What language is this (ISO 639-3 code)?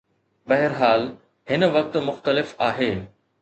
snd